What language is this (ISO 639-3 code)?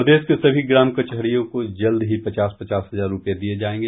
hin